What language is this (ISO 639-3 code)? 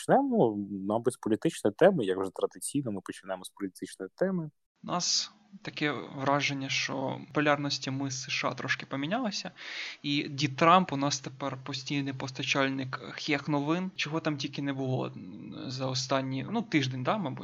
ukr